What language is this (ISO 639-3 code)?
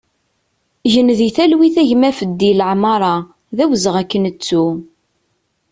kab